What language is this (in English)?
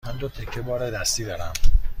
Persian